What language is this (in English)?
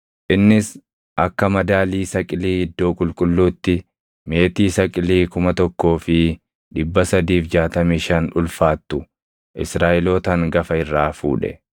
Oromo